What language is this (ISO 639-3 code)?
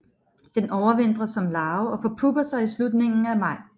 dan